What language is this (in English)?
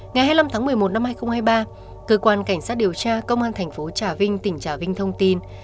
Vietnamese